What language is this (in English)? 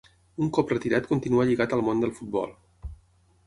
Catalan